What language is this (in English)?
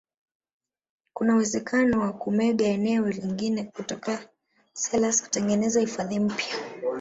Swahili